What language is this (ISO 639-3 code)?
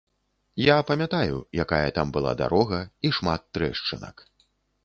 bel